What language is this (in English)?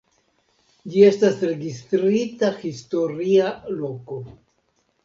Esperanto